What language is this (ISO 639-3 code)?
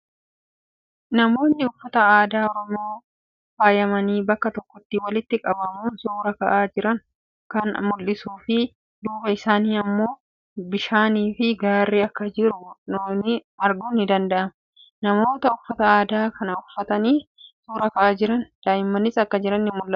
orm